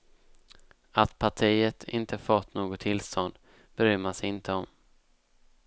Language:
Swedish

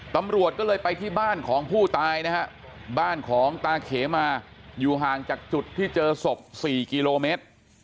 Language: Thai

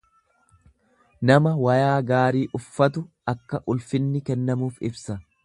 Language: Oromo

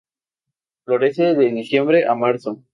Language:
Spanish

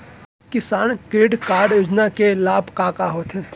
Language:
Chhattisgarhi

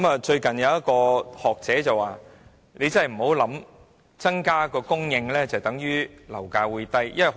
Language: Cantonese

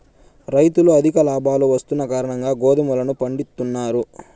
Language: Telugu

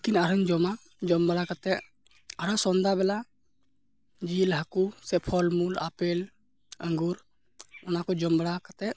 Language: Santali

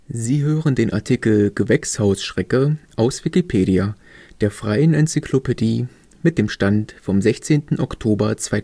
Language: German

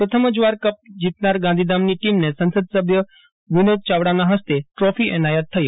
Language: Gujarati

